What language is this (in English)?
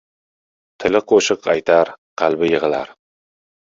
Uzbek